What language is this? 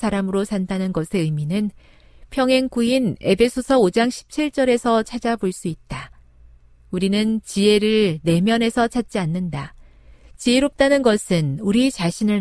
Korean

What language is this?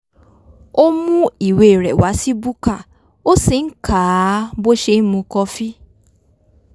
Yoruba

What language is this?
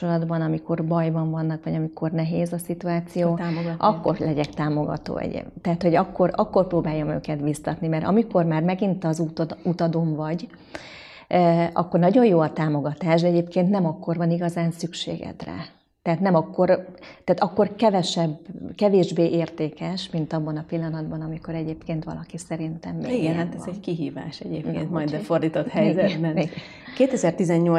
Hungarian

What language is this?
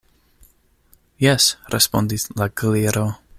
Esperanto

